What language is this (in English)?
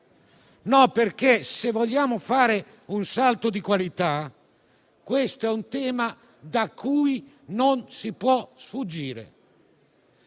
Italian